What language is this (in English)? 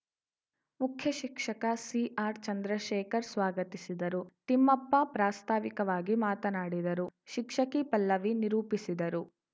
Kannada